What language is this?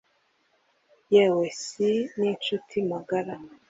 Kinyarwanda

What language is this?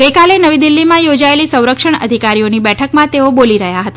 Gujarati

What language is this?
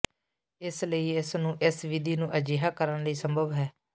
Punjabi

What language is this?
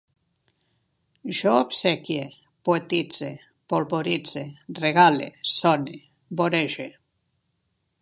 Catalan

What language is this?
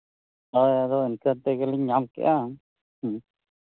Santali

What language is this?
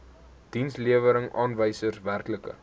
Afrikaans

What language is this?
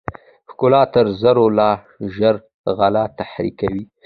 Pashto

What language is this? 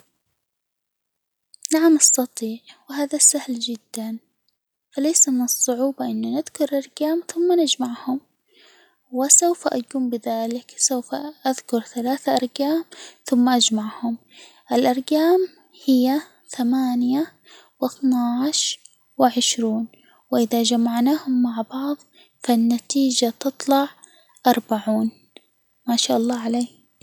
Hijazi Arabic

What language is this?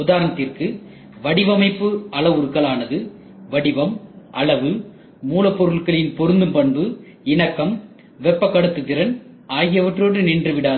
Tamil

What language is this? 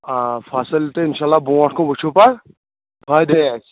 Kashmiri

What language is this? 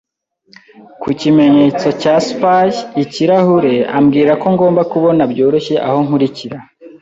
Kinyarwanda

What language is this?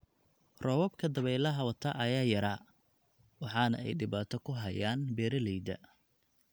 Somali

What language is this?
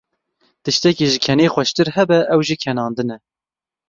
Kurdish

